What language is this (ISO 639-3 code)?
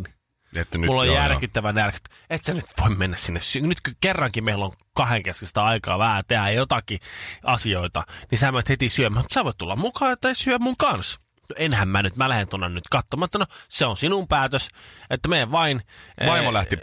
fin